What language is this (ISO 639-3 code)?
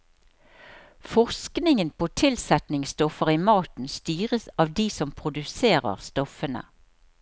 nor